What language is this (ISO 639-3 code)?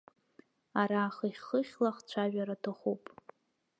abk